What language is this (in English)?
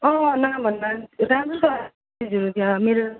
Nepali